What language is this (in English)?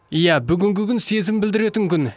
Kazakh